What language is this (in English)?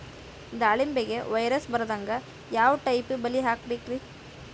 Kannada